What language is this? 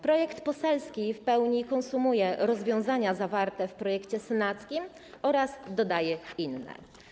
Polish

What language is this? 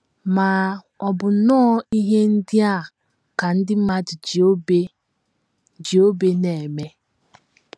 Igbo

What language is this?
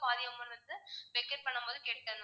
Tamil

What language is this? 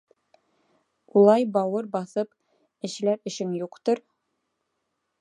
Bashkir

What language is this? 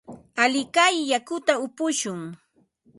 Ambo-Pasco Quechua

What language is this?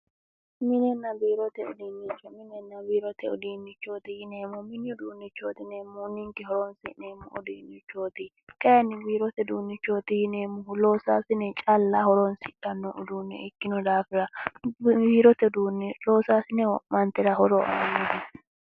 Sidamo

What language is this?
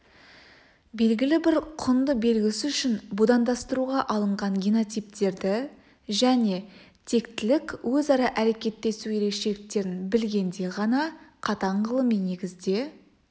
Kazakh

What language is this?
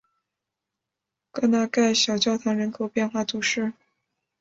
Chinese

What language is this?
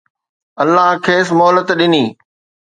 Sindhi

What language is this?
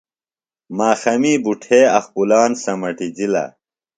Phalura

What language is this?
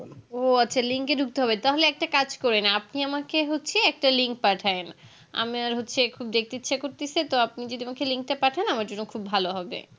Bangla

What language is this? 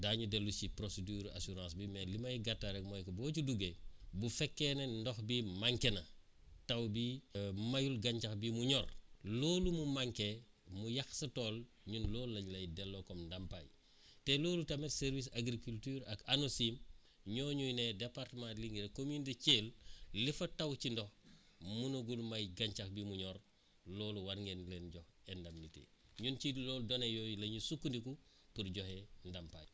Wolof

